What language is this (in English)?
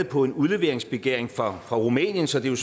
Danish